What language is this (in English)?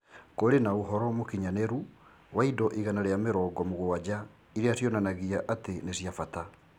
Kikuyu